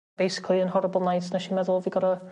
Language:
Welsh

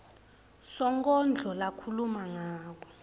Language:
Swati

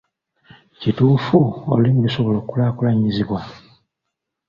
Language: Ganda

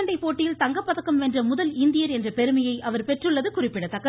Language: Tamil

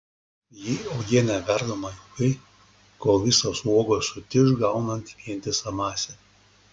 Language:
Lithuanian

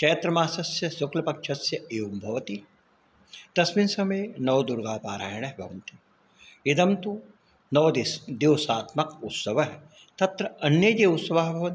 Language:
Sanskrit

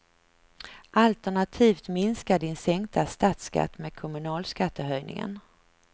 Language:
Swedish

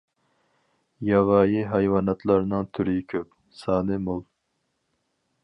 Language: Uyghur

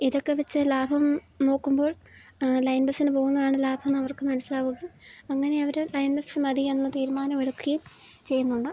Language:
Malayalam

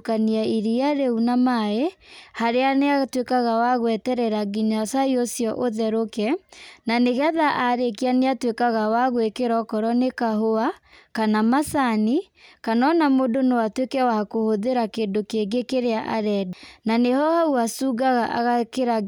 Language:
Kikuyu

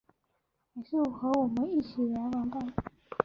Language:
Chinese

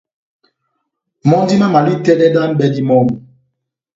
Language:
Batanga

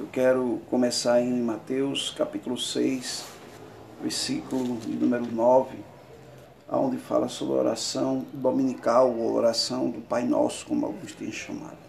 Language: Portuguese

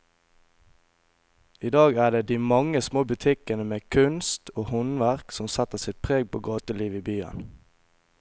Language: Norwegian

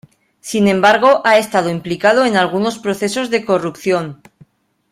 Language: Spanish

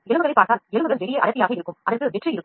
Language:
Tamil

